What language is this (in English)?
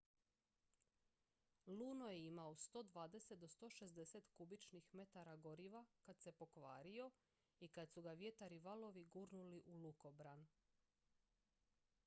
Croatian